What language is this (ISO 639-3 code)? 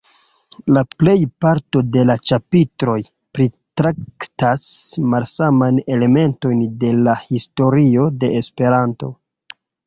epo